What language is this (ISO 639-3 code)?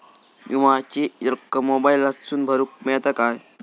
mar